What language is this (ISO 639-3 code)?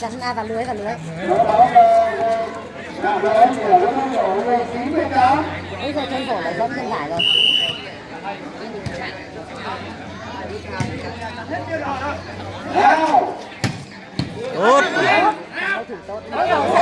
vie